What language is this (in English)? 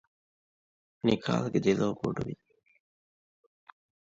Divehi